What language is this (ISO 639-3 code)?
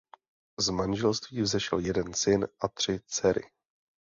ces